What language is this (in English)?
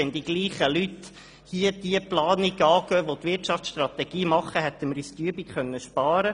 Swiss German